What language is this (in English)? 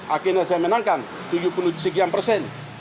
Indonesian